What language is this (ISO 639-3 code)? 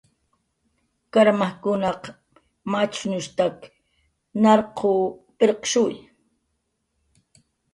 jqr